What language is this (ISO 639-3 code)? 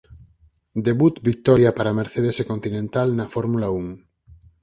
glg